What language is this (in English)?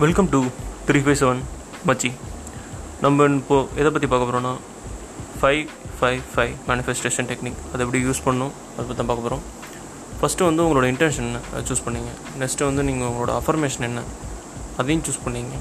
Tamil